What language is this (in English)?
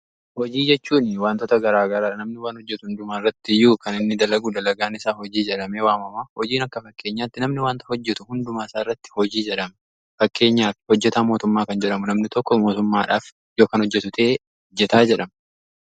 Oromo